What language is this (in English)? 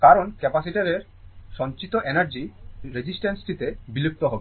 Bangla